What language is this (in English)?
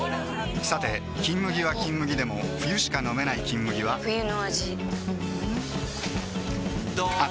Japanese